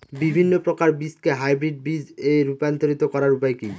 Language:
Bangla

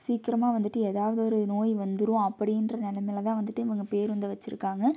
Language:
Tamil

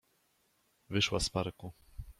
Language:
Polish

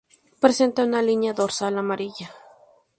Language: Spanish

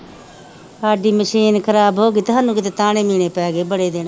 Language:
Punjabi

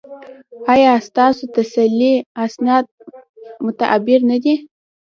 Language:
Pashto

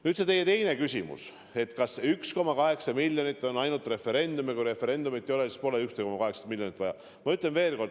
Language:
Estonian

